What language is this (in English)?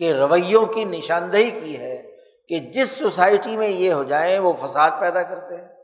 Urdu